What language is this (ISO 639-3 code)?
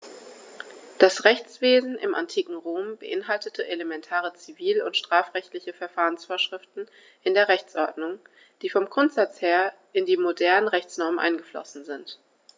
deu